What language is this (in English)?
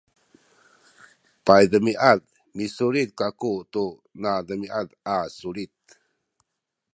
Sakizaya